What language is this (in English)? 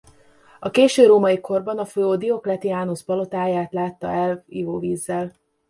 Hungarian